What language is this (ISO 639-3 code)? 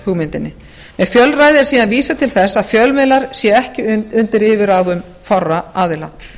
isl